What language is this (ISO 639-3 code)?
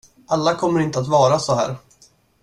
swe